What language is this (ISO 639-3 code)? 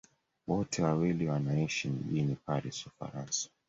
swa